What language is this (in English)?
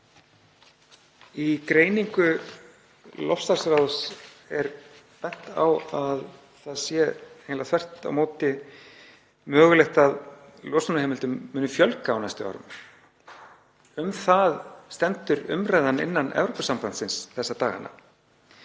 Icelandic